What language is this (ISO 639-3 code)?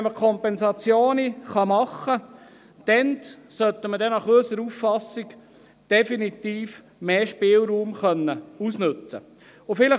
gsw